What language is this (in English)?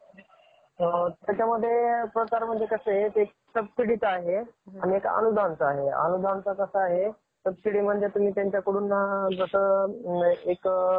Marathi